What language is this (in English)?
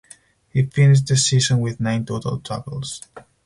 English